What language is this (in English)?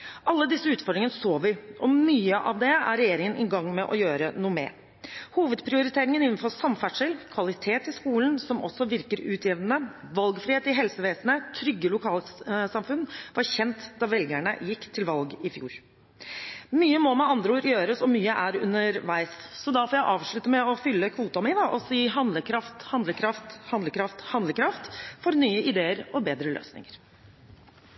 Norwegian Bokmål